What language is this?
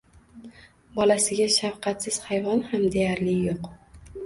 Uzbek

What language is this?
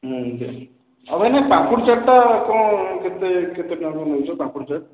Odia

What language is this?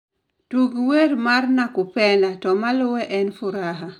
Luo (Kenya and Tanzania)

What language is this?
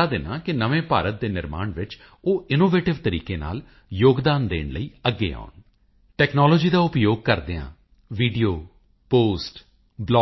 Punjabi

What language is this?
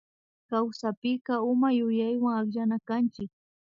Imbabura Highland Quichua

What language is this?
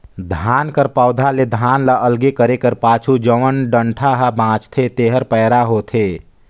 Chhattisgarhi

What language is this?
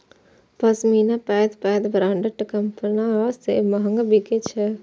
Maithili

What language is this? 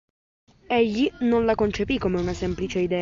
Italian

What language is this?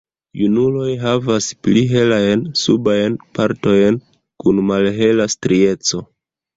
Esperanto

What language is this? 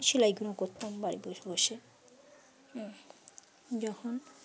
Bangla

